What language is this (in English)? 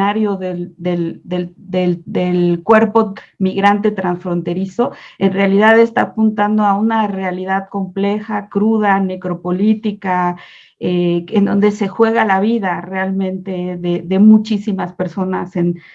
Spanish